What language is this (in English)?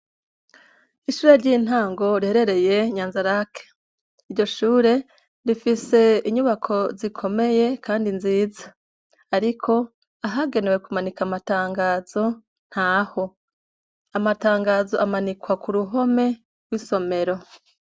Rundi